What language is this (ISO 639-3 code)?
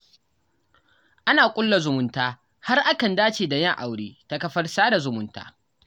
hau